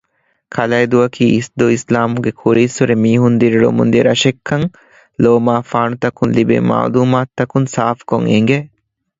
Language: Divehi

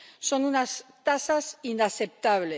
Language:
Spanish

